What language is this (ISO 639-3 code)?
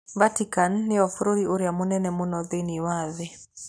kik